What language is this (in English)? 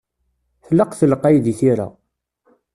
Kabyle